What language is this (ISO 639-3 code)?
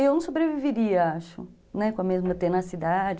por